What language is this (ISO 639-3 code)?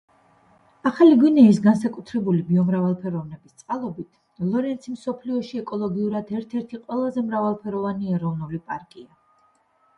kat